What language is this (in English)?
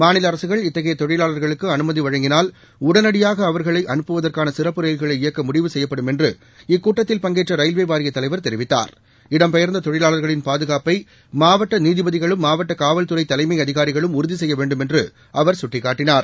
Tamil